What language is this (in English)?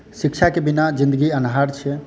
Maithili